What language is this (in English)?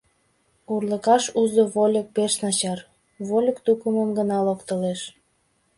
Mari